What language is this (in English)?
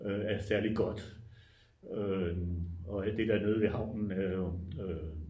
Danish